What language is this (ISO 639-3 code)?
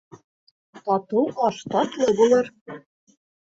bak